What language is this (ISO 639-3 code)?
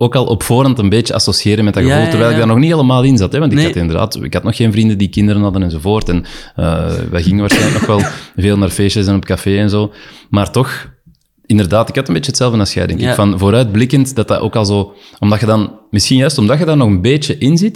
nld